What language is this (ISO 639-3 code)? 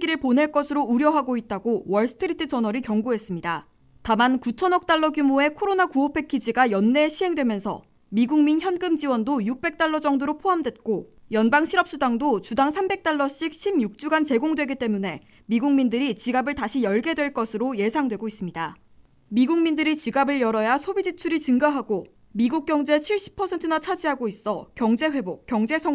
kor